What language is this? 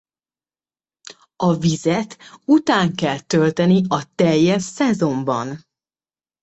Hungarian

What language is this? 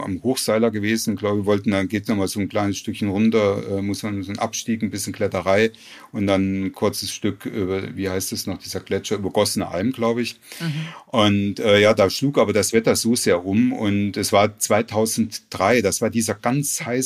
German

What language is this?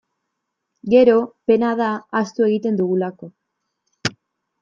Basque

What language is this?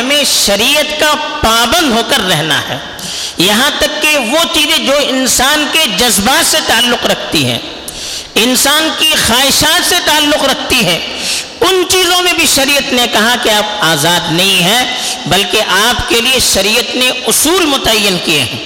Urdu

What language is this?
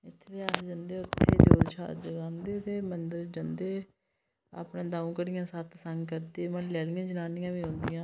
Dogri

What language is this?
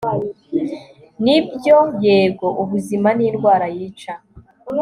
Kinyarwanda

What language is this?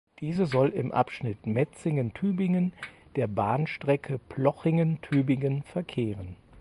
German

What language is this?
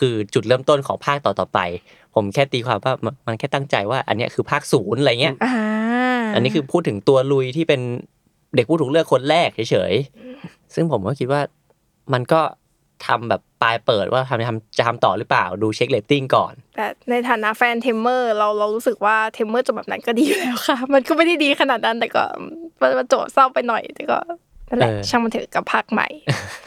Thai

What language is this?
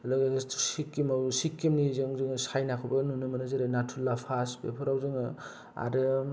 Bodo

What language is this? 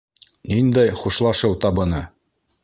Bashkir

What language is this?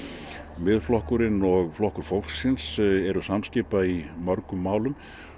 Icelandic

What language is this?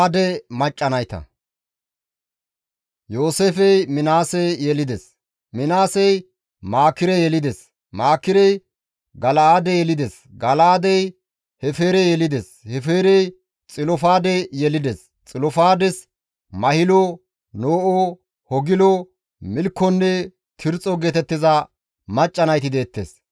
Gamo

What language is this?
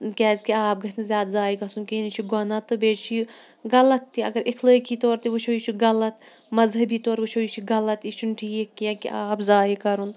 Kashmiri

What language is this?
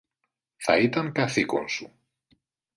Greek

